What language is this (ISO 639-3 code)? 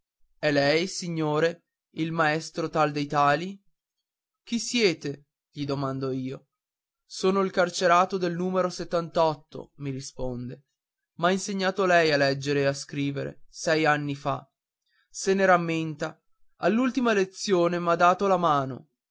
ita